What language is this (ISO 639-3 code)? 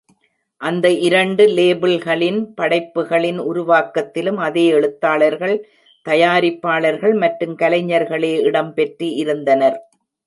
tam